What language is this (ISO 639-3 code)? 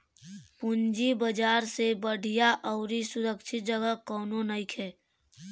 bho